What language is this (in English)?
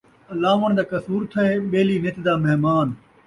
Saraiki